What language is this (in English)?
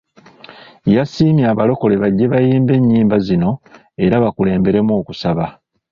Ganda